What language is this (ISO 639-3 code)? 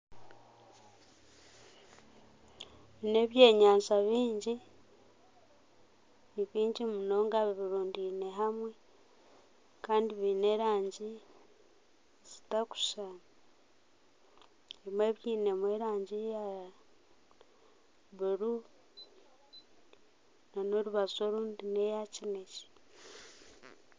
nyn